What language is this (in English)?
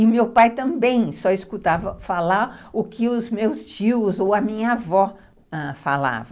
Portuguese